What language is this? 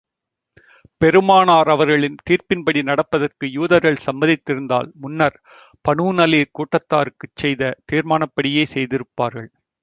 Tamil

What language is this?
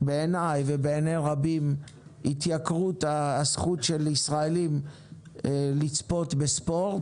Hebrew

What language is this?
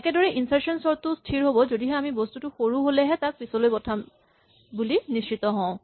Assamese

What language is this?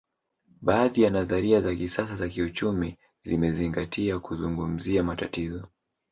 Swahili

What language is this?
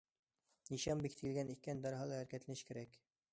Uyghur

